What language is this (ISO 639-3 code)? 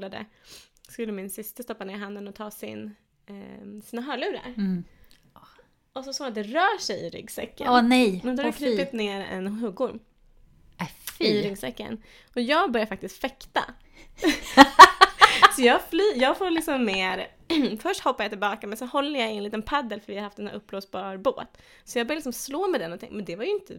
swe